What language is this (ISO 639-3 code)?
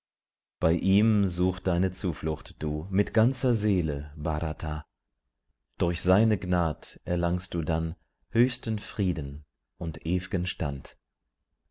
deu